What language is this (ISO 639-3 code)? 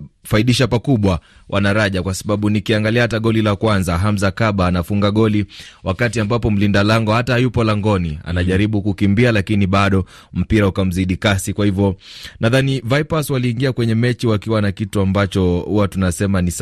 swa